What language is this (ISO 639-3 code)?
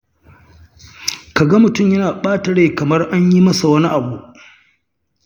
hau